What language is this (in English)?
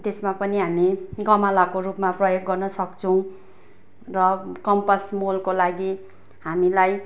Nepali